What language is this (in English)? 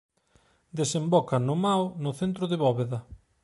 Galician